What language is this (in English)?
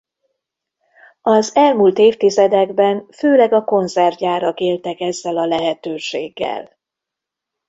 Hungarian